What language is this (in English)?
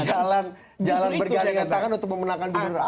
Indonesian